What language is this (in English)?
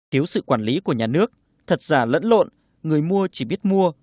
Vietnamese